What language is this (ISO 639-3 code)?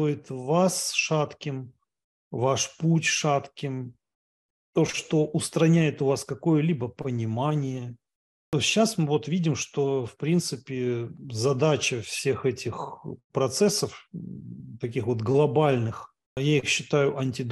rus